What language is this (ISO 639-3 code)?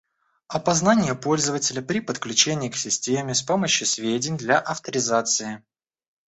rus